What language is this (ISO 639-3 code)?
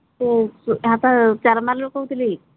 ori